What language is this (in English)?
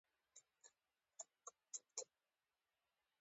Pashto